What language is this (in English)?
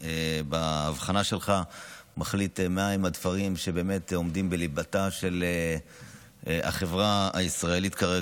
Hebrew